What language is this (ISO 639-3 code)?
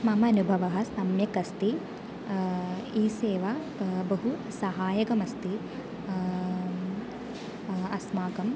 san